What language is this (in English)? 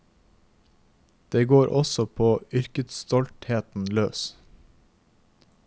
Norwegian